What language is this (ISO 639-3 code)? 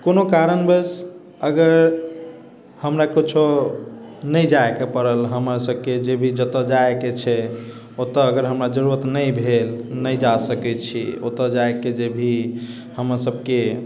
mai